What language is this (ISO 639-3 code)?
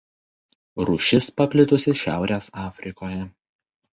lit